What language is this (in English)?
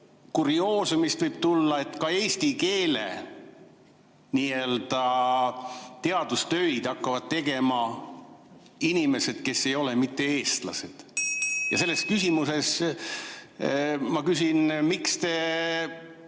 Estonian